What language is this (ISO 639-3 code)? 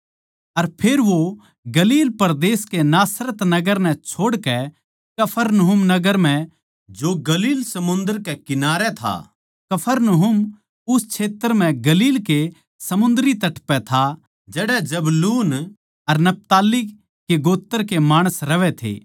bgc